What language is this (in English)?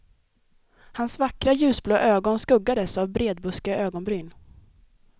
Swedish